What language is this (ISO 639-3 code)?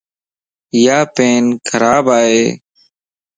lss